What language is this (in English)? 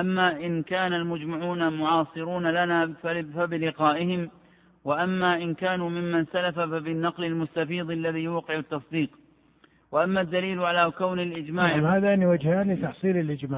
Arabic